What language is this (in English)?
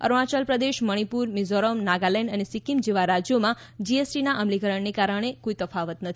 Gujarati